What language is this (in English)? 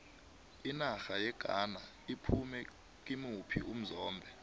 South Ndebele